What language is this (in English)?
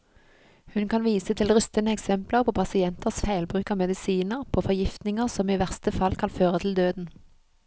Norwegian